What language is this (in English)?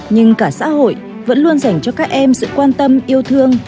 Vietnamese